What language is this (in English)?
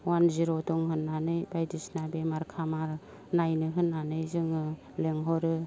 Bodo